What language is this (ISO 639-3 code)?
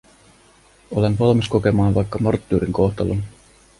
fin